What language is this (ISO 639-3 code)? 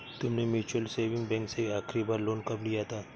hin